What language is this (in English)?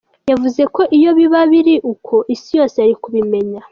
Kinyarwanda